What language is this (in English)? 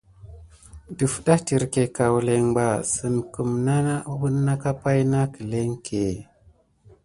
Gidar